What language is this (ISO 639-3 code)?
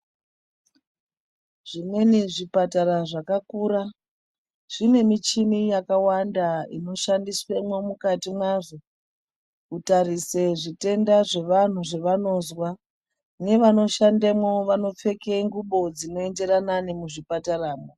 ndc